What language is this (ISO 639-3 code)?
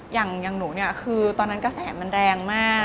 tha